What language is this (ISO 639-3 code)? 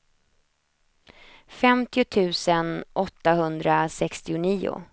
swe